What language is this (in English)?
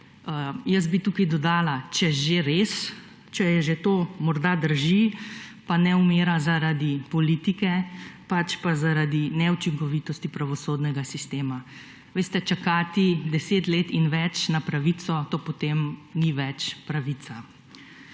Slovenian